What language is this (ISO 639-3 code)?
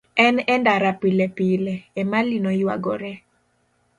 luo